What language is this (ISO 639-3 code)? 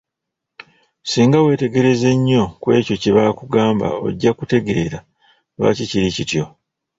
lug